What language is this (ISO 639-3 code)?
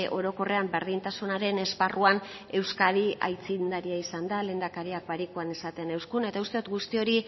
eus